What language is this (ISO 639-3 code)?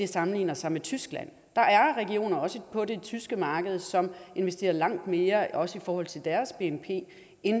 dan